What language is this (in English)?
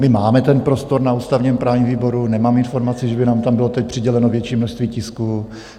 Czech